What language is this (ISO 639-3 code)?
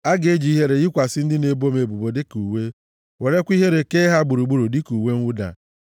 ibo